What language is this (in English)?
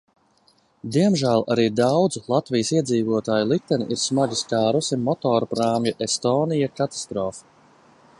Latvian